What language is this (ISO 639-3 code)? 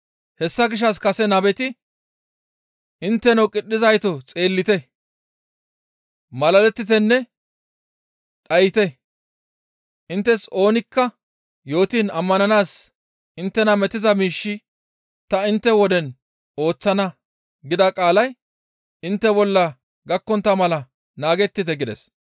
gmv